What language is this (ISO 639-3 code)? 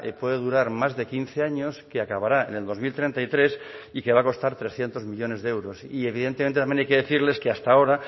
spa